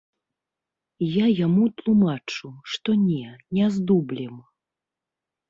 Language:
Belarusian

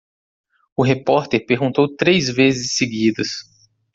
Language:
Portuguese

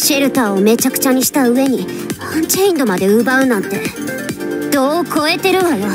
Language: Japanese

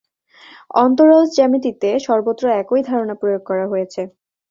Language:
Bangla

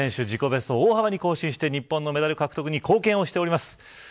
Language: Japanese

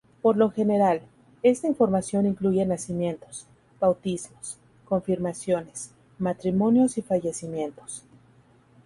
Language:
Spanish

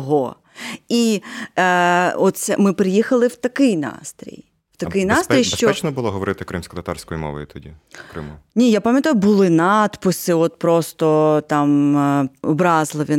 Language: Ukrainian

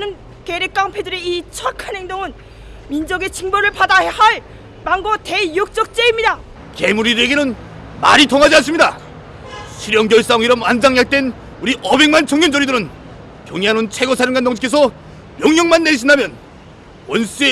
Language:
Korean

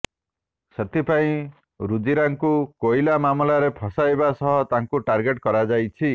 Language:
Odia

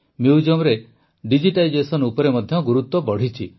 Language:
Odia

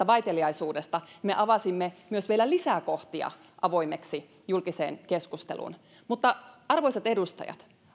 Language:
Finnish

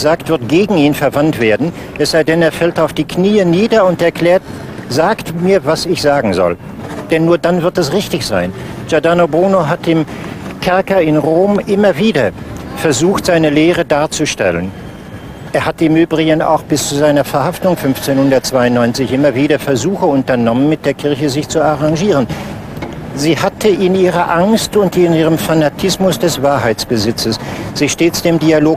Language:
German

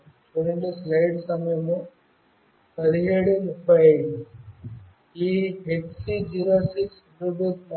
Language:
Telugu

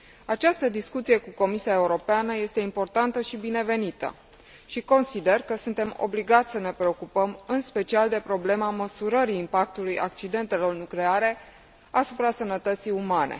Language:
Romanian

